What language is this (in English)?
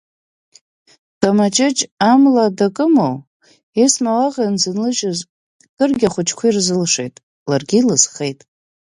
Abkhazian